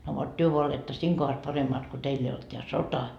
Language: Finnish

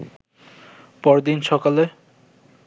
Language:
Bangla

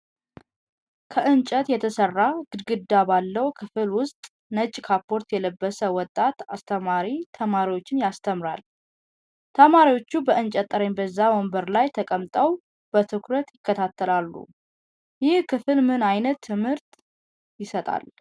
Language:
Amharic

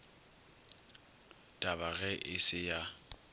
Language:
Northern Sotho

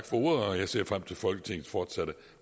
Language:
Danish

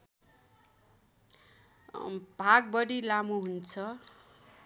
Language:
Nepali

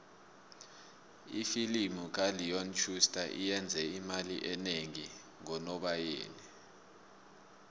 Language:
South Ndebele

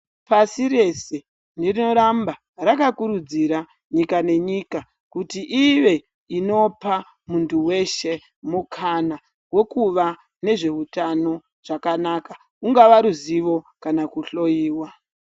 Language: Ndau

